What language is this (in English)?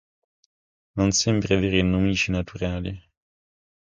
Italian